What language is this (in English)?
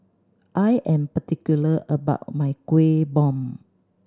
English